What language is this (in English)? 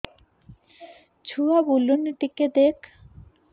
Odia